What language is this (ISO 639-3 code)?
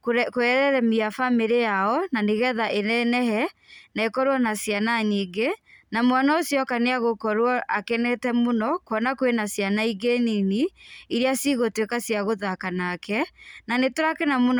kik